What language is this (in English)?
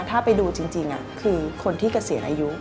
Thai